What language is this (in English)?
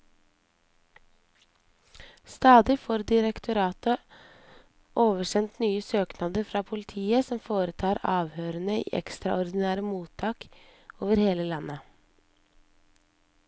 Norwegian